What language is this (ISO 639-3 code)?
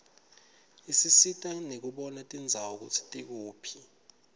ssw